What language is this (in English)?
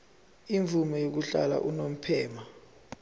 Zulu